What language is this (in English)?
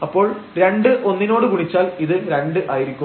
Malayalam